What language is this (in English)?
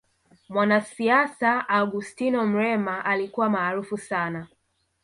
Swahili